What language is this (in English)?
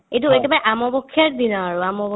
Assamese